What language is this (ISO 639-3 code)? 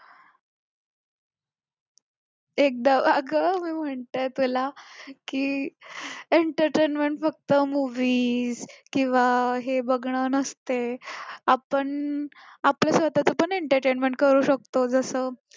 mar